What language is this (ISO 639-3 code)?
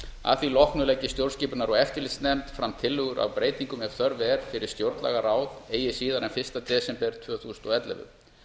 isl